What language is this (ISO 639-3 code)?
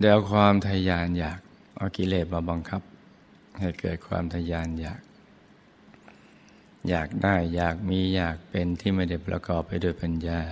tha